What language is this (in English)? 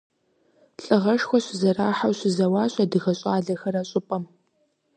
Kabardian